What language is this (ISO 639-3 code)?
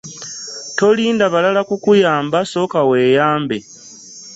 lug